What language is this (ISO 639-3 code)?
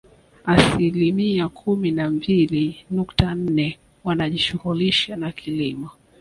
swa